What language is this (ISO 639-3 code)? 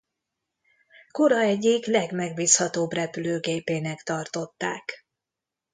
hun